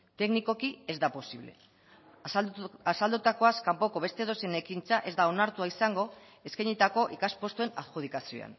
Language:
Basque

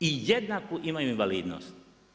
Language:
Croatian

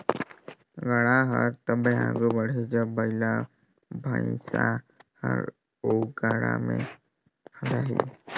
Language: Chhattisgarhi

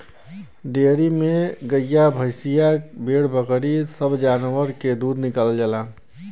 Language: Bhojpuri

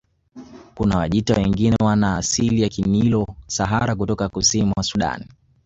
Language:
Swahili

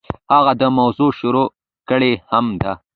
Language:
Pashto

